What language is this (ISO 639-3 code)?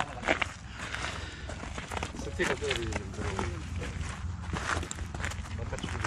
kor